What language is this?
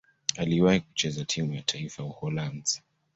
Swahili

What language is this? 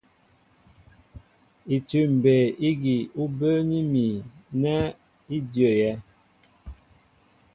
Mbo (Cameroon)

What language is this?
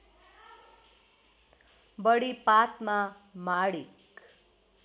Nepali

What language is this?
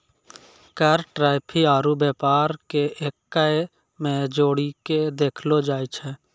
Maithili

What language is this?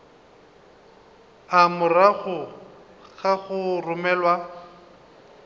Northern Sotho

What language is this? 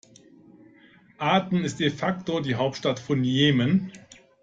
German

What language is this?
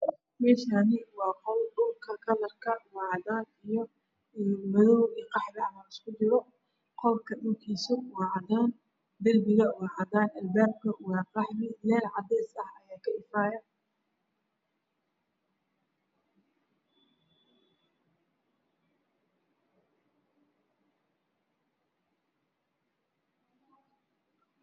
Somali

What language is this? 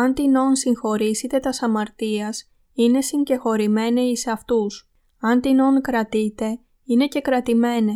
Greek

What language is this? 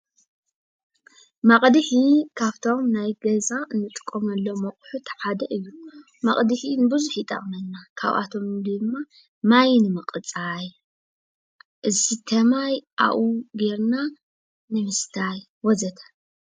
Tigrinya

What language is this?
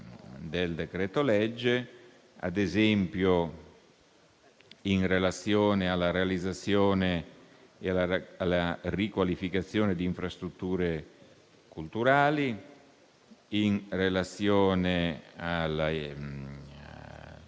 Italian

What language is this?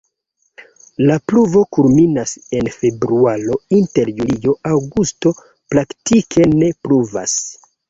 Esperanto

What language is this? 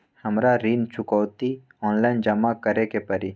Magahi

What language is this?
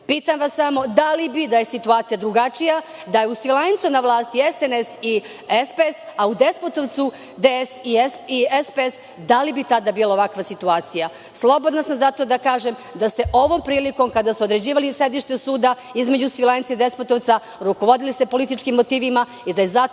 Serbian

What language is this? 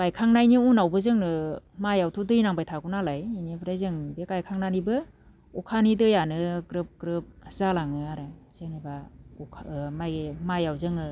Bodo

